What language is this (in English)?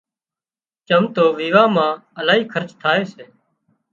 Wadiyara Koli